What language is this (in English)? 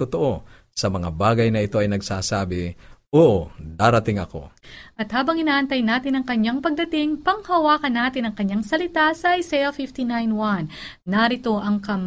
Filipino